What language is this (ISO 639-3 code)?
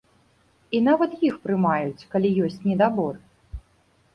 bel